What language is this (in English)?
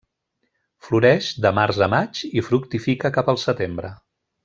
Catalan